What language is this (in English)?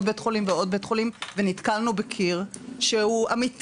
Hebrew